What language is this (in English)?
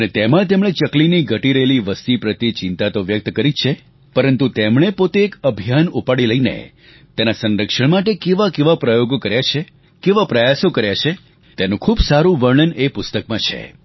Gujarati